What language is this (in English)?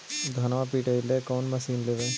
Magahi